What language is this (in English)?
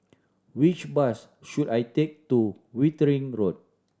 English